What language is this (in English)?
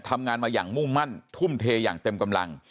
Thai